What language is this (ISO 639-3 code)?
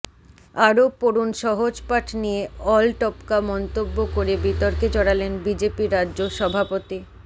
ben